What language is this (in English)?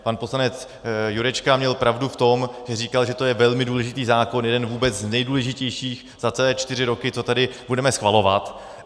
Czech